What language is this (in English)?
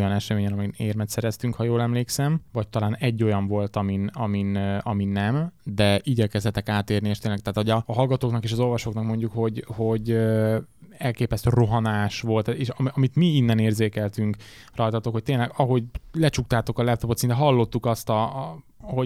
Hungarian